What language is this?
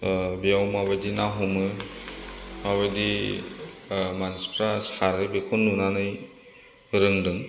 Bodo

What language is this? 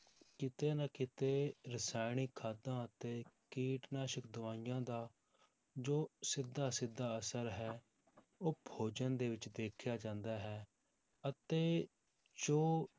Punjabi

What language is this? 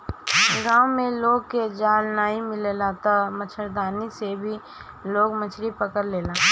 Bhojpuri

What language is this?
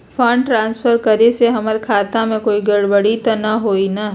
Magahi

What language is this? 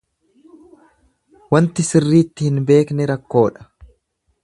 Oromo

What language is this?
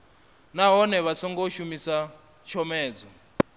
Venda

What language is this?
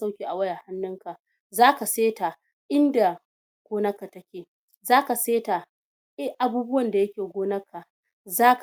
Hausa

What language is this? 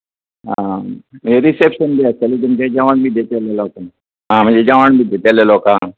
Konkani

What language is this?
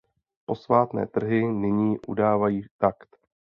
Czech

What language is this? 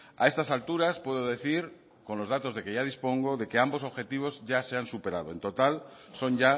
Spanish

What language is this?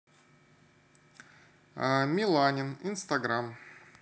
Russian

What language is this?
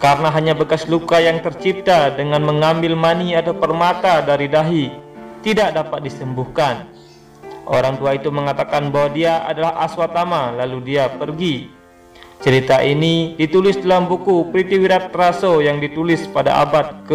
Indonesian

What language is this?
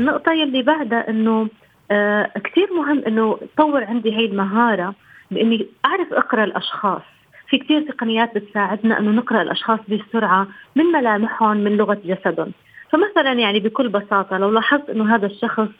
Arabic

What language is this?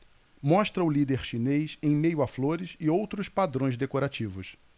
Portuguese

